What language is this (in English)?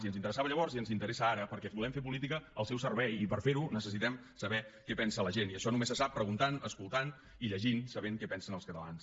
Catalan